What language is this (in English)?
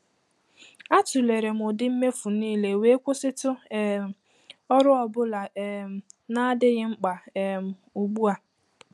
Igbo